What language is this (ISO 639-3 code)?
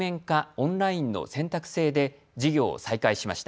jpn